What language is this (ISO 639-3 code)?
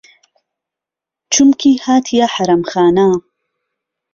ckb